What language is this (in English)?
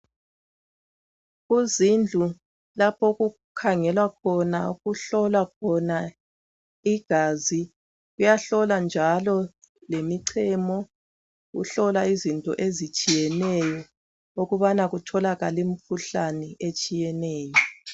North Ndebele